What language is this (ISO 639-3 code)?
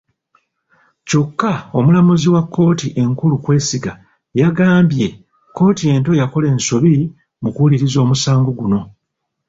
lug